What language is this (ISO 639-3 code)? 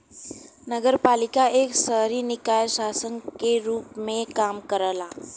bho